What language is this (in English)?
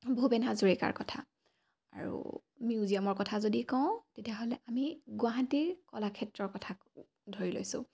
Assamese